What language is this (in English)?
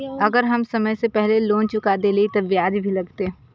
Maithili